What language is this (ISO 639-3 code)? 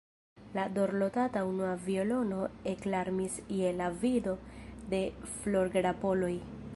epo